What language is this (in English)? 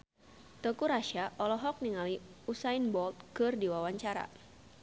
Sundanese